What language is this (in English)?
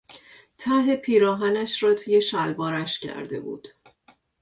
Persian